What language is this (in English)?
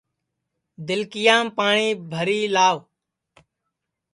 Sansi